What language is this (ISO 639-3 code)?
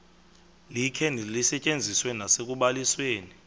xho